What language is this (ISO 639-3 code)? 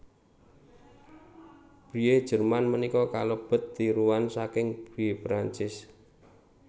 jav